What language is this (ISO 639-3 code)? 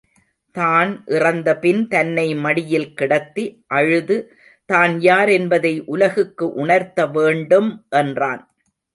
tam